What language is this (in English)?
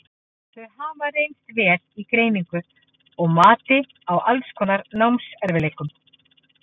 Icelandic